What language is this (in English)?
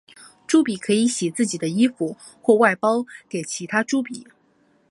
Chinese